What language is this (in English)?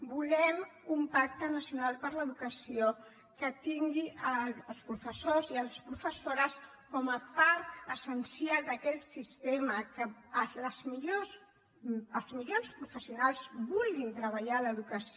Catalan